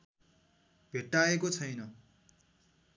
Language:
Nepali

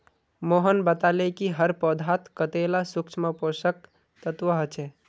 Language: Magahi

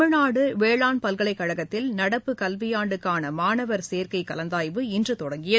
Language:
Tamil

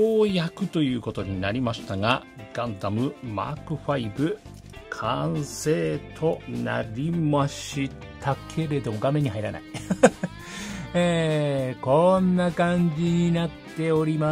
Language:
Japanese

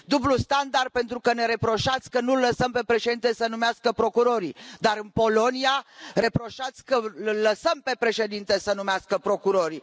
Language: Romanian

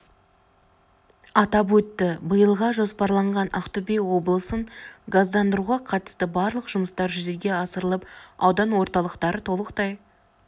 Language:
Kazakh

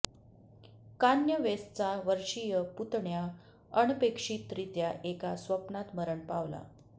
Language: Marathi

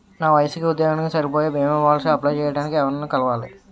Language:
Telugu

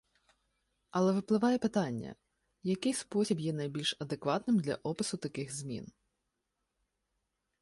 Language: Ukrainian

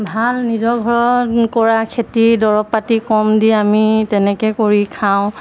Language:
Assamese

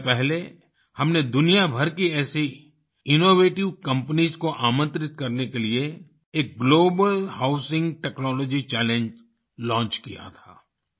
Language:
Hindi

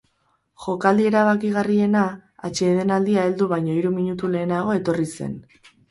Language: Basque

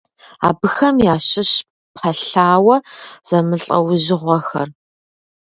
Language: Kabardian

